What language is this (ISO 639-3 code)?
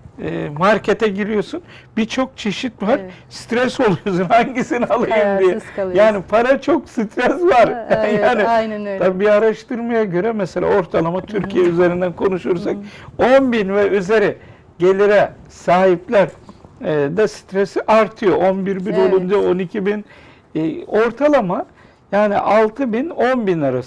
tur